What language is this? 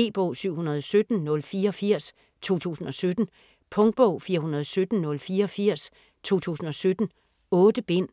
Danish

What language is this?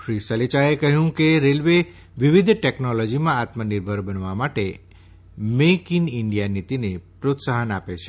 Gujarati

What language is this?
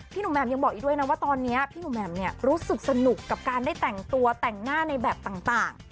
Thai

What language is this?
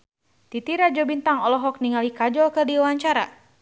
Sundanese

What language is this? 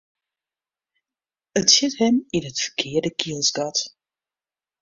Western Frisian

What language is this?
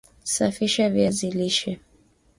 Swahili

